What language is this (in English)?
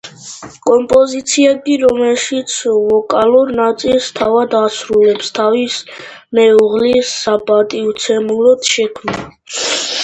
Georgian